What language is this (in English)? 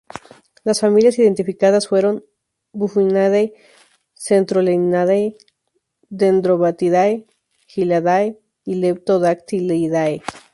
Spanish